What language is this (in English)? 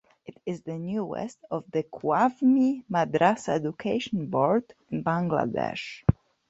English